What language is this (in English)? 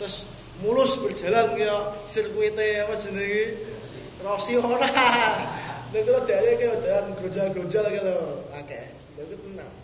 Indonesian